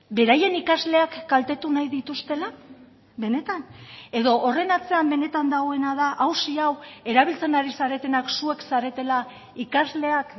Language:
Basque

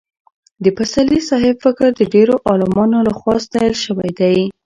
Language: Pashto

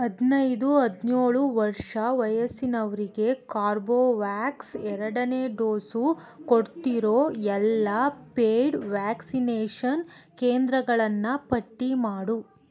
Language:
Kannada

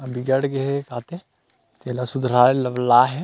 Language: Chhattisgarhi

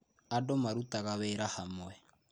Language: Kikuyu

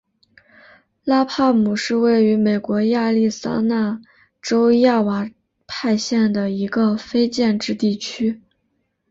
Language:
Chinese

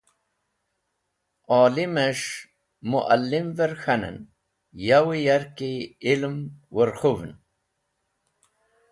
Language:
Wakhi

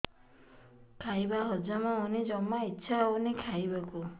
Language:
Odia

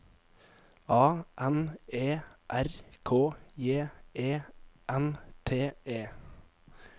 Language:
Norwegian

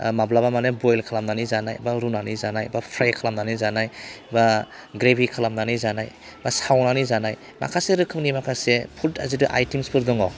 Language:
Bodo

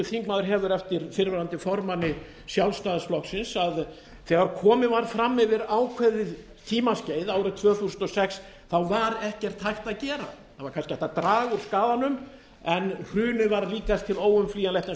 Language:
Icelandic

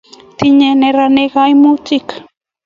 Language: Kalenjin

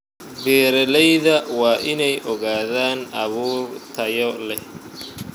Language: Somali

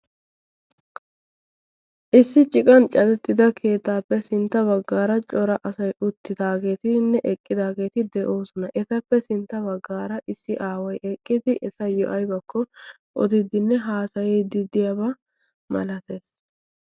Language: Wolaytta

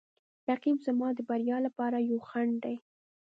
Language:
Pashto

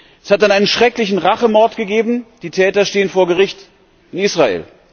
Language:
German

